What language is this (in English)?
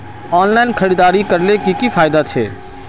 Magahi